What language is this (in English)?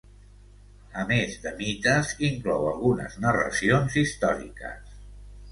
Catalan